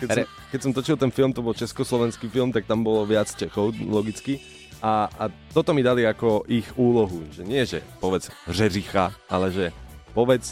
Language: Slovak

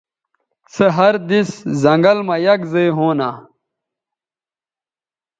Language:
Bateri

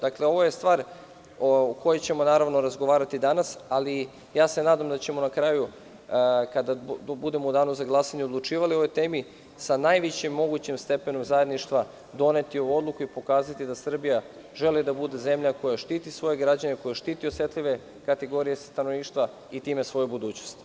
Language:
Serbian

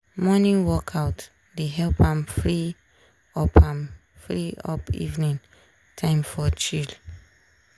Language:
Nigerian Pidgin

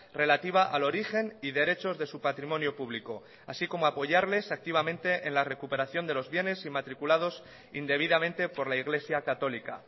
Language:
Spanish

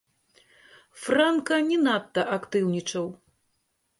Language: Belarusian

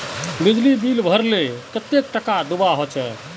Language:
Magahi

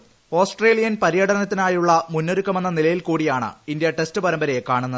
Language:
Malayalam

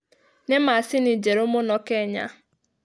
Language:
Kikuyu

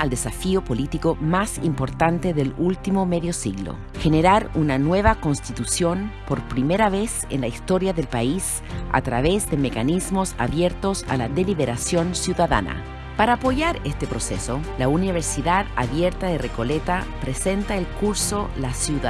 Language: Spanish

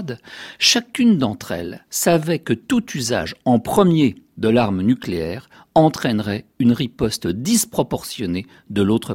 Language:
French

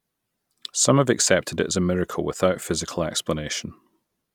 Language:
English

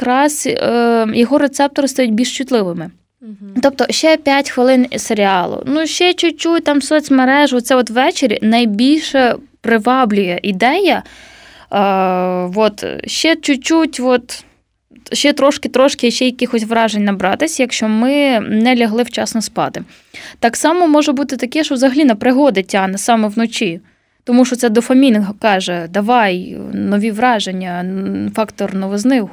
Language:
Ukrainian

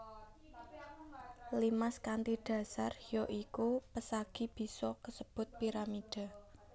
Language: Javanese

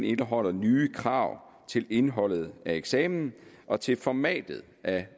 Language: Danish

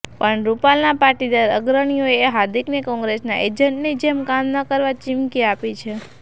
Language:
Gujarati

